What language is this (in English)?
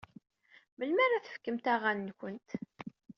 Kabyle